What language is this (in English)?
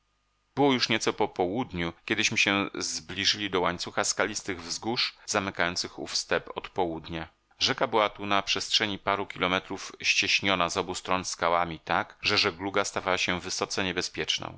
Polish